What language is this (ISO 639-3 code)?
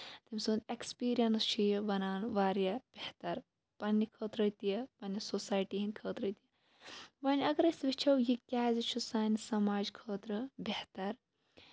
kas